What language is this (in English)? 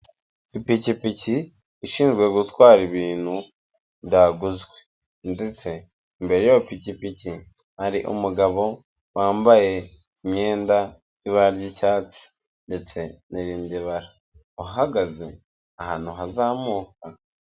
Kinyarwanda